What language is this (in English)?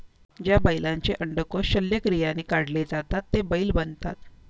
Marathi